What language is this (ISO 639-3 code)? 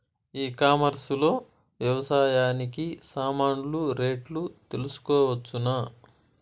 tel